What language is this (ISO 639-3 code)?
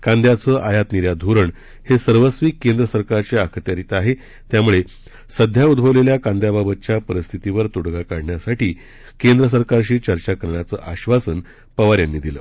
mar